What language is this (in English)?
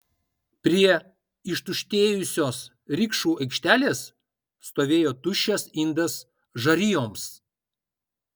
Lithuanian